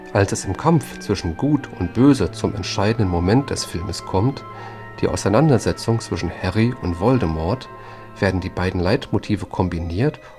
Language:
German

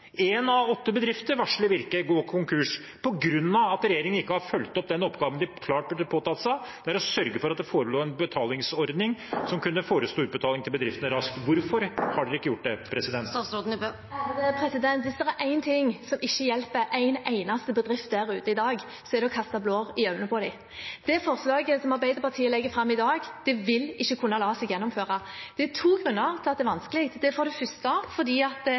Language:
Norwegian Bokmål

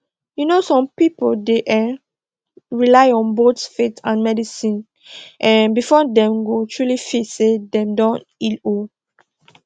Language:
Nigerian Pidgin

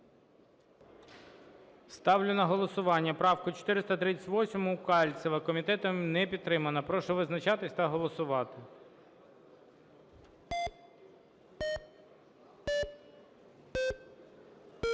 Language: Ukrainian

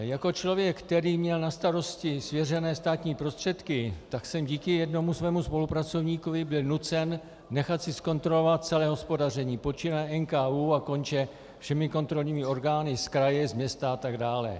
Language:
Czech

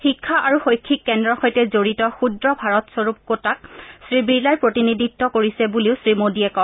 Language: Assamese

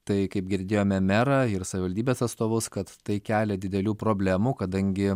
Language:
Lithuanian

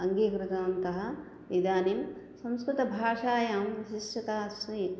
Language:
Sanskrit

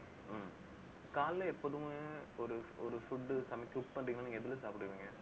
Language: Tamil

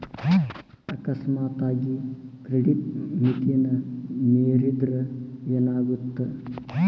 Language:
Kannada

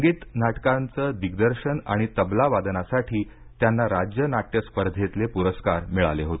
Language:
Marathi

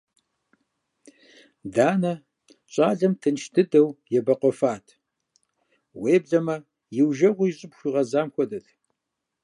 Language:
Kabardian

